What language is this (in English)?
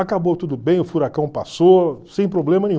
Portuguese